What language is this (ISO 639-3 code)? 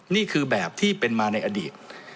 tha